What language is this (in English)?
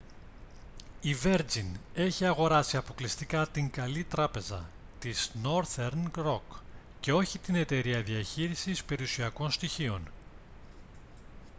Greek